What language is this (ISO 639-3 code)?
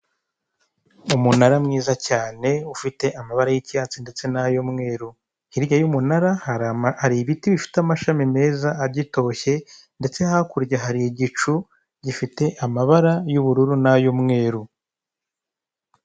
kin